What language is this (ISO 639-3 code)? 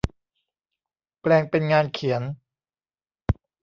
tha